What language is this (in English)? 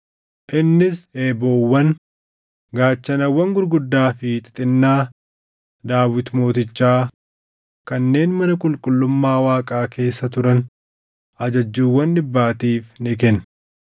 Oromo